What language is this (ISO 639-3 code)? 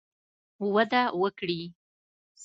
pus